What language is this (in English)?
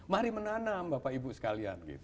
Indonesian